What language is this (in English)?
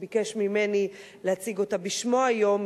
Hebrew